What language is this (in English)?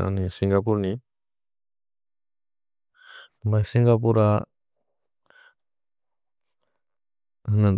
Bodo